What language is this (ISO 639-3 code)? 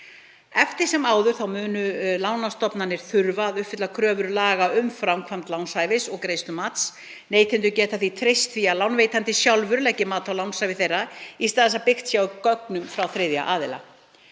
isl